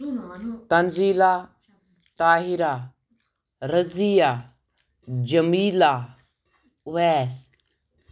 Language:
Kashmiri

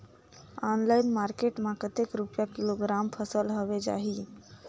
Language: Chhattisgarhi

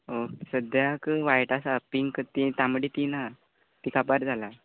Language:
Konkani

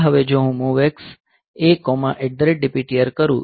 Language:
Gujarati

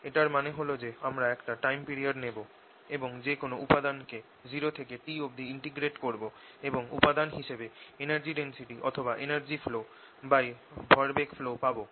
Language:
Bangla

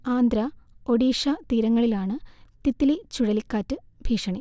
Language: Malayalam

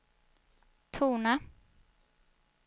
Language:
Swedish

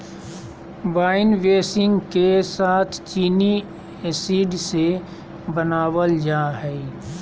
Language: Magahi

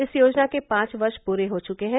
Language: Hindi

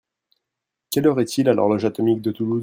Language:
French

